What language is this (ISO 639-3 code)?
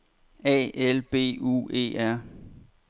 dan